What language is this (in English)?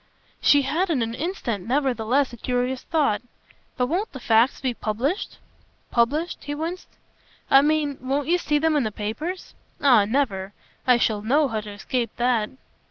English